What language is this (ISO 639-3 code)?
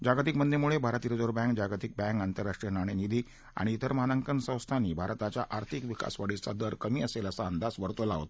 mar